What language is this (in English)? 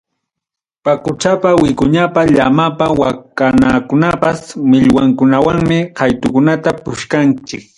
Ayacucho Quechua